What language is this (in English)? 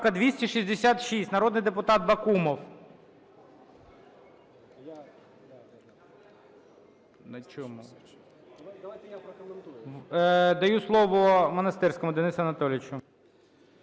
Ukrainian